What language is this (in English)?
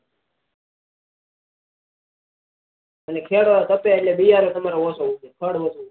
Gujarati